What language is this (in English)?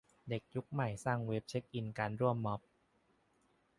Thai